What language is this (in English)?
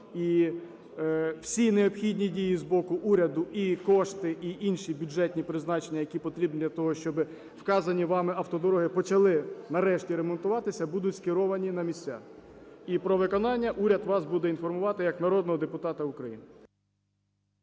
Ukrainian